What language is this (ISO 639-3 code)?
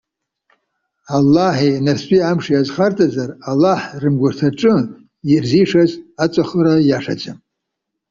abk